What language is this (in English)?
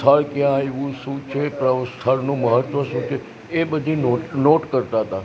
Gujarati